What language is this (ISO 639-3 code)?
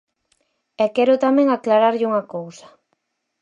glg